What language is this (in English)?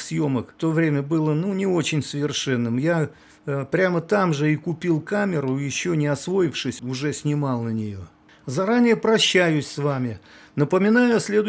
Russian